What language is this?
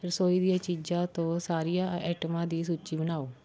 Punjabi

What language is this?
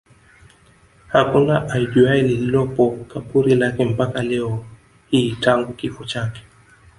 Swahili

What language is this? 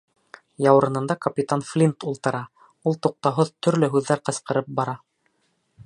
Bashkir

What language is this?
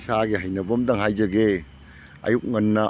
Manipuri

